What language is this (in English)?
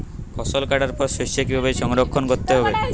Bangla